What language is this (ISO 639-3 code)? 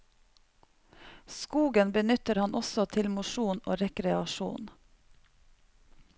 nor